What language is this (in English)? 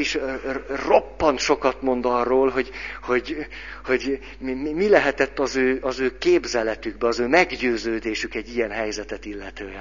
Hungarian